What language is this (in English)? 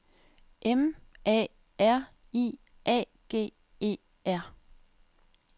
Danish